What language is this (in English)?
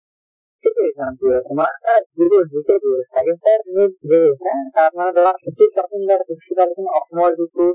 Assamese